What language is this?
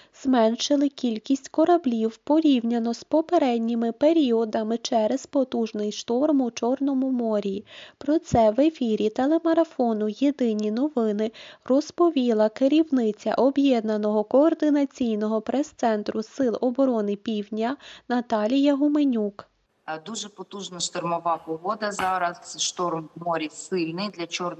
Ukrainian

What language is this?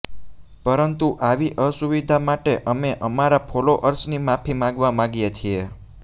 Gujarati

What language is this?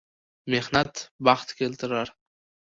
Uzbek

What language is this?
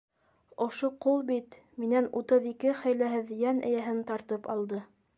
Bashkir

